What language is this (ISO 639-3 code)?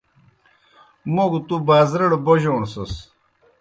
plk